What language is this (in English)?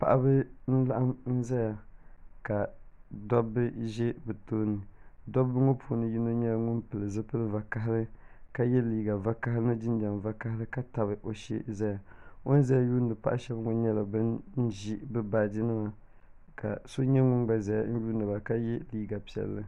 Dagbani